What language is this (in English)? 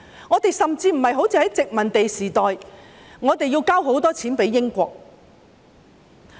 Cantonese